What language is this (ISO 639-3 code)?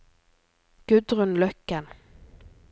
nor